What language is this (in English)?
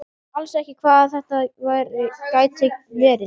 Icelandic